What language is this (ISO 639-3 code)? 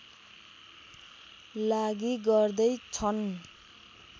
nep